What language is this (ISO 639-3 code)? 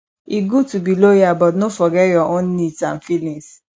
pcm